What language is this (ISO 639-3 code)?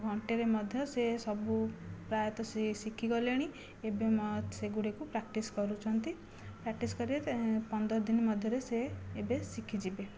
ori